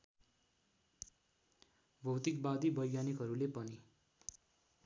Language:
Nepali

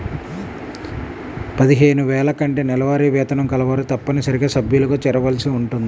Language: Telugu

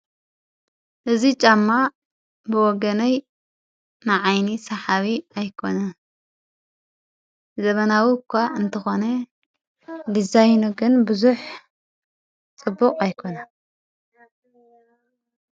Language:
Tigrinya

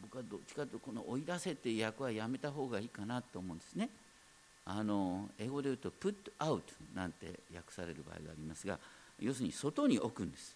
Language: Japanese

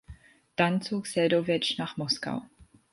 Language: German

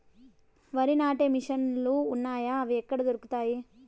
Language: Telugu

